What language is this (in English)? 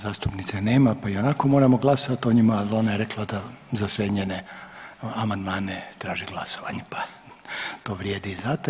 Croatian